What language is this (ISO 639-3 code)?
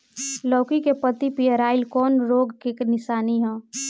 bho